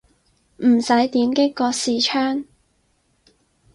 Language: Cantonese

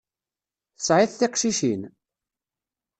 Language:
Kabyle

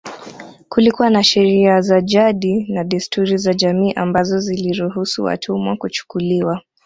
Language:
Swahili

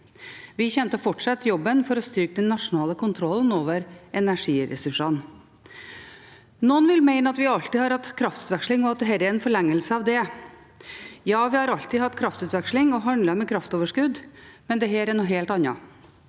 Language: Norwegian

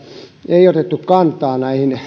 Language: Finnish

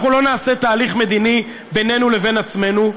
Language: Hebrew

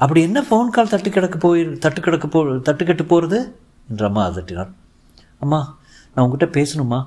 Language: Tamil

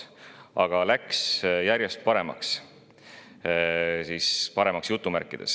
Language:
Estonian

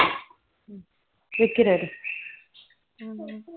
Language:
Tamil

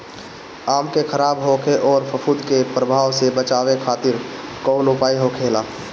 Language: Bhojpuri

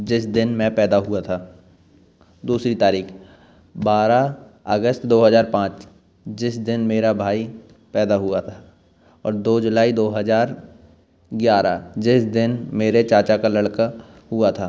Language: Hindi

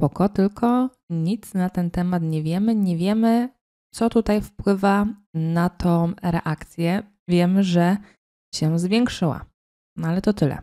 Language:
Polish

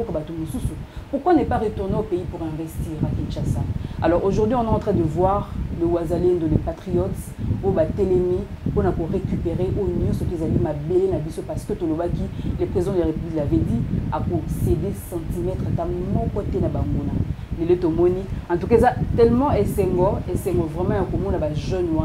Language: French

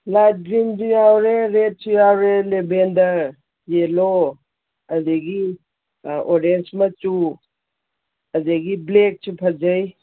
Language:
Manipuri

